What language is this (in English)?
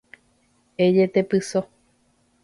Guarani